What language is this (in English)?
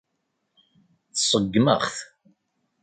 Kabyle